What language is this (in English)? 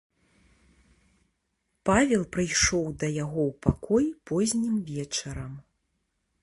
Belarusian